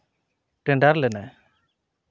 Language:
Santali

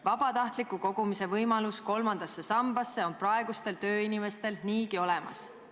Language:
Estonian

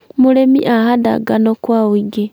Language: Kikuyu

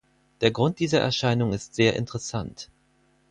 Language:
German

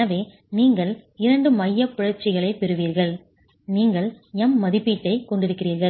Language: Tamil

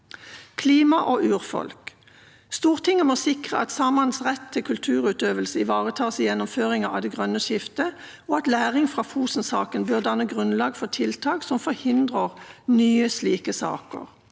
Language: Norwegian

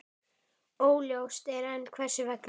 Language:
Icelandic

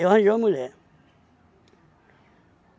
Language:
Portuguese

